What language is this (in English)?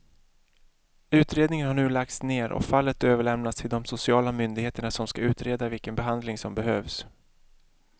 Swedish